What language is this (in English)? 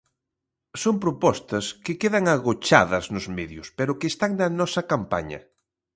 Galician